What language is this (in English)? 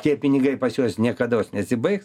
Lithuanian